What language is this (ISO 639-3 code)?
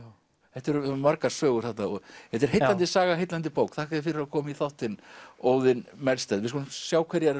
isl